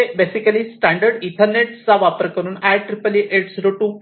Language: Marathi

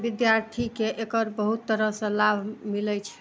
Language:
Maithili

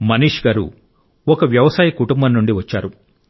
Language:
Telugu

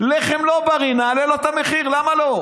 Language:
Hebrew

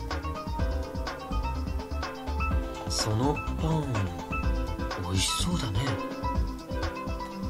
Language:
Japanese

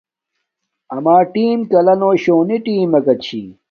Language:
Domaaki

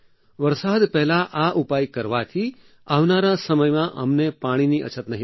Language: Gujarati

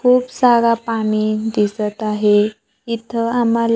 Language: Marathi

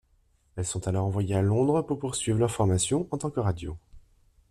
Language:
French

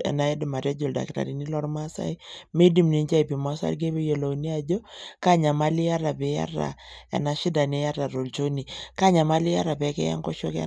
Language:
Masai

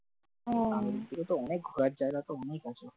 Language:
Bangla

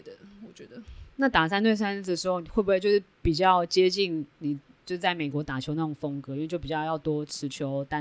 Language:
Chinese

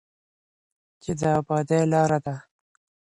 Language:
Pashto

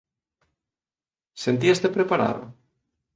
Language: Galician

